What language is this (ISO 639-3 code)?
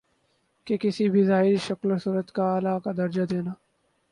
urd